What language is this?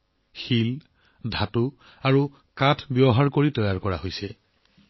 Assamese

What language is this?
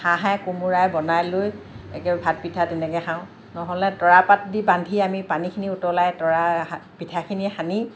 Assamese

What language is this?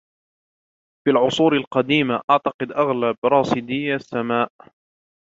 Arabic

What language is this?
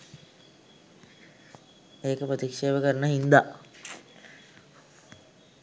Sinhala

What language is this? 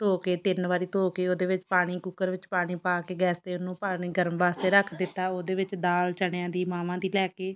Punjabi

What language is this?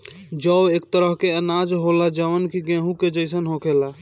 Bhojpuri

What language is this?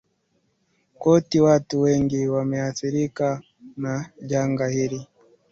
Swahili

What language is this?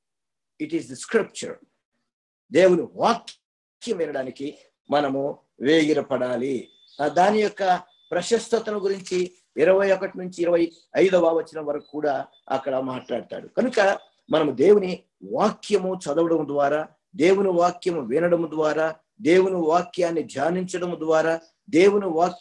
Telugu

